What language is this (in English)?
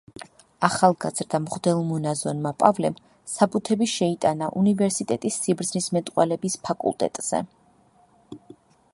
Georgian